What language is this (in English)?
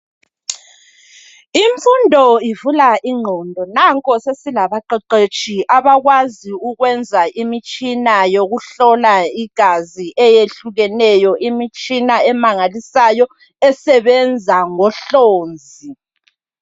North Ndebele